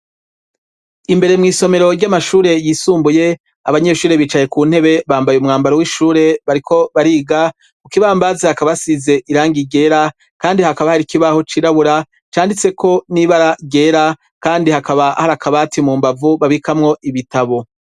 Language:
Rundi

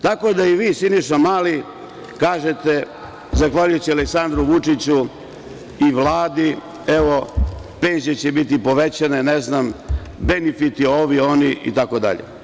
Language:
Serbian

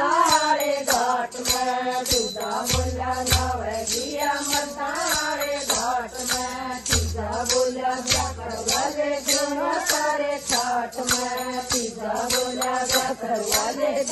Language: Hindi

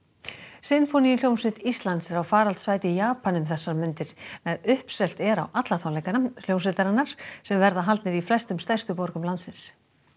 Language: Icelandic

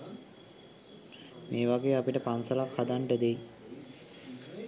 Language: Sinhala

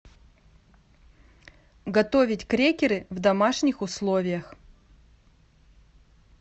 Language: Russian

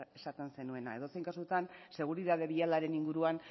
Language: Basque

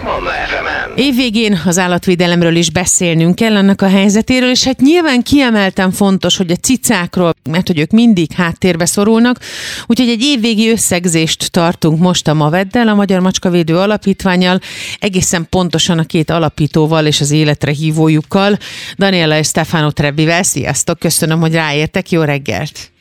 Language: Hungarian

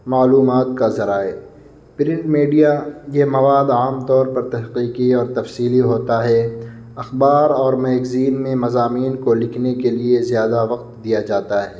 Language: Urdu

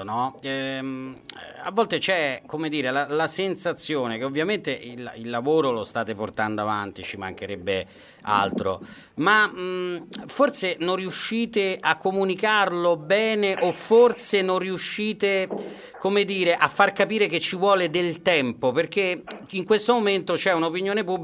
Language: Italian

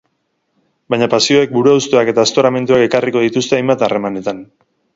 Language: Basque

